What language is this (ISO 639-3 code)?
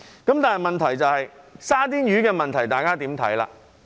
yue